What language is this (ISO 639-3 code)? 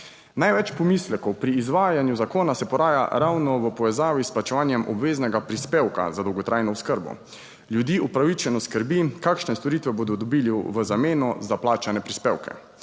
slv